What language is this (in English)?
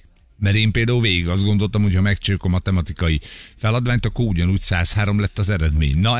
Hungarian